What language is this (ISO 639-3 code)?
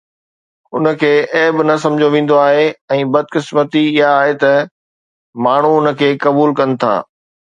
snd